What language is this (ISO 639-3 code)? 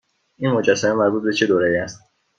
fas